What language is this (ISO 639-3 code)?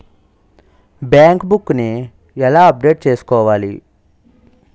tel